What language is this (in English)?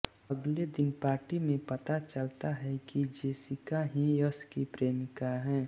Hindi